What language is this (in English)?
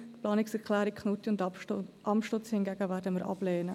Swiss German